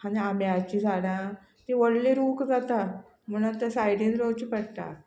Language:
Konkani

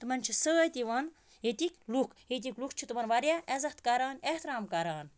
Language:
Kashmiri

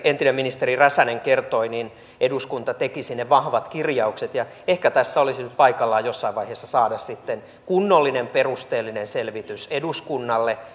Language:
Finnish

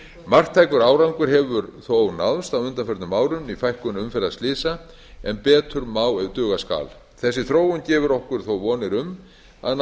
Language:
Icelandic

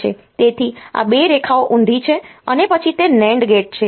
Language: Gujarati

